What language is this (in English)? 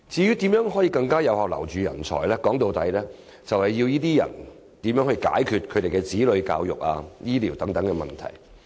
Cantonese